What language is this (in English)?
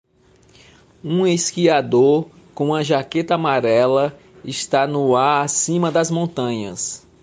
Portuguese